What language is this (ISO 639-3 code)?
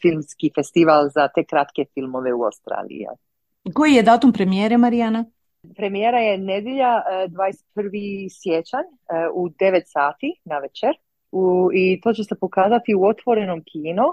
hrv